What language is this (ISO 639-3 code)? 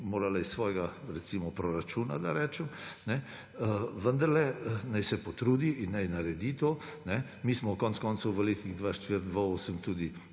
slv